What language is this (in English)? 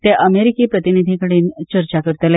Konkani